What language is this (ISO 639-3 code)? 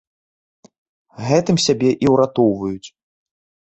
bel